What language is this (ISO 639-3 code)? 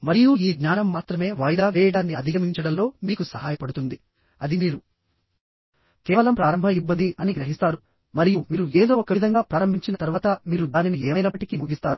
tel